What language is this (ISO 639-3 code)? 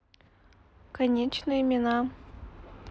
rus